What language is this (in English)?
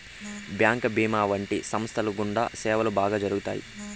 Telugu